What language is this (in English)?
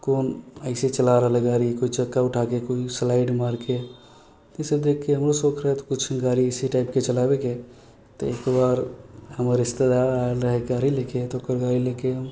Maithili